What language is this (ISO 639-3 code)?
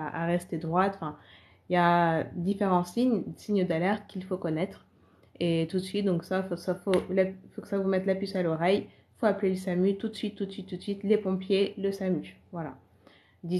fra